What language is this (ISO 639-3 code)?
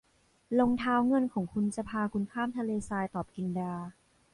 tha